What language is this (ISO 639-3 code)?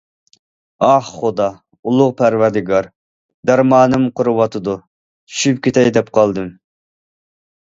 uig